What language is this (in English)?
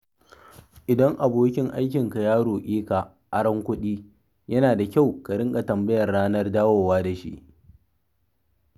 Hausa